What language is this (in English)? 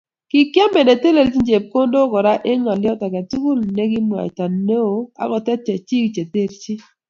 Kalenjin